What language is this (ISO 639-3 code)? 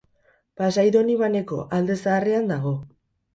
eus